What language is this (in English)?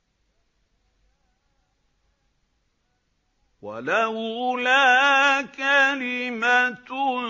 Arabic